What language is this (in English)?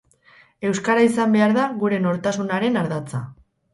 Basque